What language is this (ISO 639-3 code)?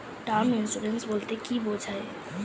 ben